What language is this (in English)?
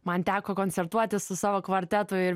Lithuanian